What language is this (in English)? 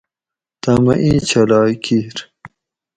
Gawri